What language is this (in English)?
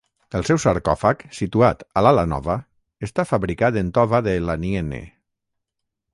Catalan